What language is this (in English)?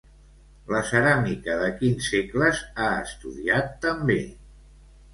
Catalan